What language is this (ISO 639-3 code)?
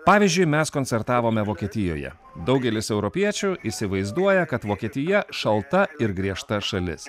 lit